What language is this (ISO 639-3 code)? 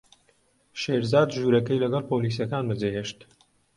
ckb